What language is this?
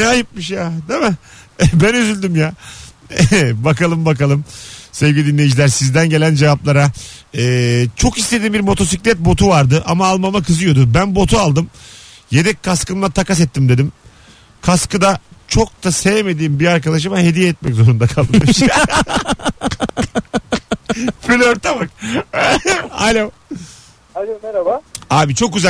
Turkish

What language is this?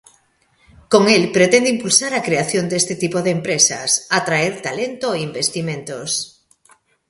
Galician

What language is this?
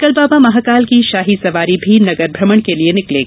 Hindi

